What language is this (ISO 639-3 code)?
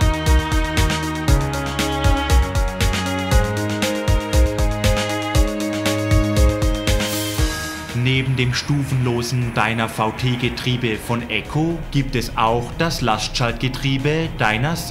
deu